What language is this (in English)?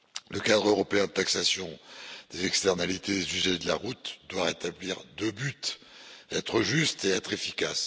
French